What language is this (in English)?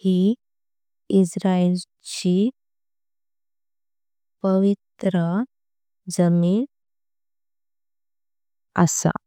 Konkani